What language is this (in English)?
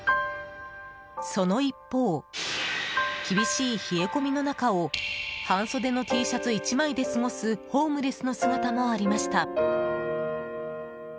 Japanese